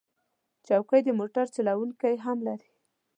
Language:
Pashto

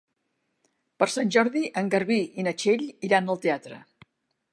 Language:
Catalan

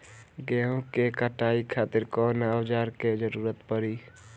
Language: Bhojpuri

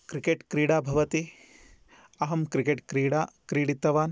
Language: Sanskrit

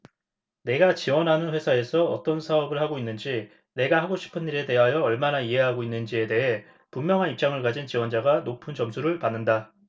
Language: Korean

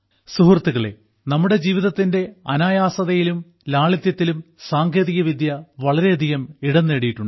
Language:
Malayalam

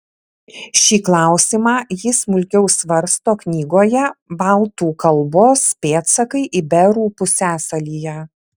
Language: Lithuanian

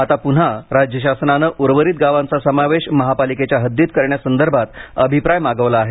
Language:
Marathi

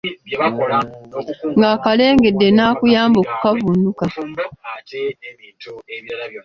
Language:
Ganda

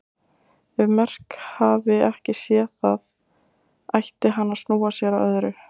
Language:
Icelandic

